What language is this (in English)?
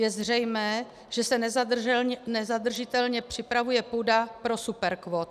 Czech